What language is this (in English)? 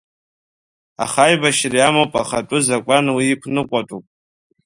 Abkhazian